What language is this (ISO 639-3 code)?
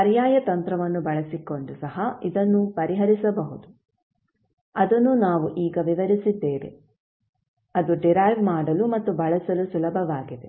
kan